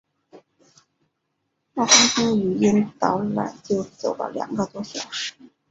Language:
Chinese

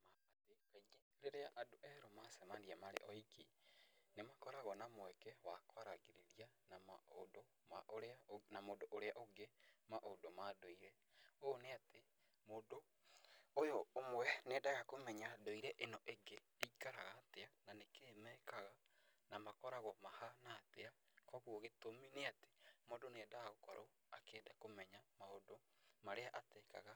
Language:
Kikuyu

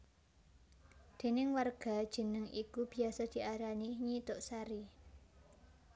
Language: Javanese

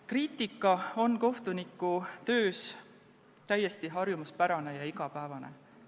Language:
Estonian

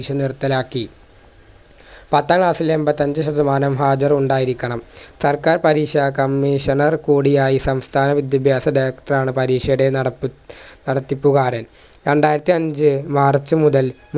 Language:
Malayalam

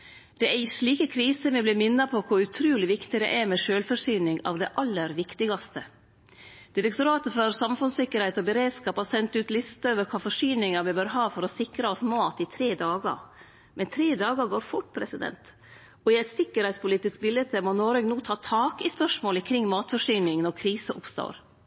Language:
Norwegian Nynorsk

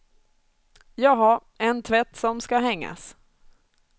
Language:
Swedish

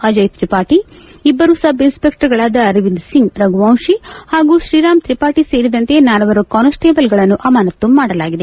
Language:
Kannada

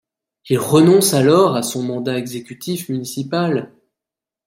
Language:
French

